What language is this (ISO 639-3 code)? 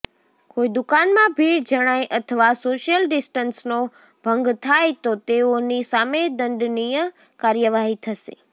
guj